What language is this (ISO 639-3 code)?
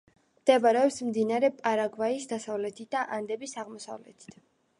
kat